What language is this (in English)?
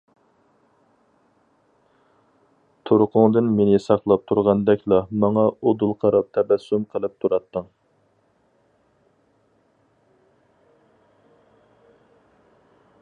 Uyghur